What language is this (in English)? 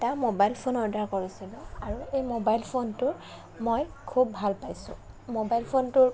Assamese